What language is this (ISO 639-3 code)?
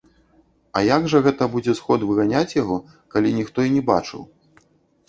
bel